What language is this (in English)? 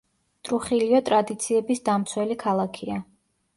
Georgian